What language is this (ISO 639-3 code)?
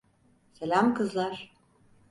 tur